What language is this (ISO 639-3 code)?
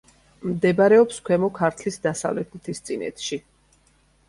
kat